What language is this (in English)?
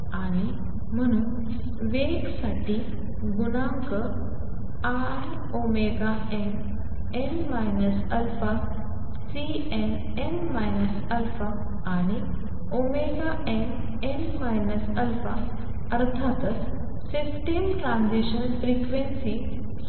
Marathi